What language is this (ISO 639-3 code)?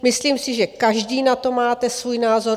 ces